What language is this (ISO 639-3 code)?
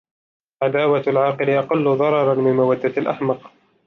ara